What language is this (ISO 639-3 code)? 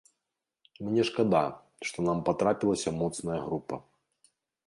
bel